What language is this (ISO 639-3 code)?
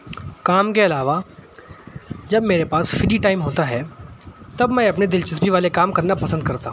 urd